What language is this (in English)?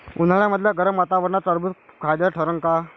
Marathi